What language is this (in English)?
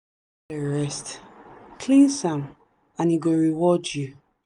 Nigerian Pidgin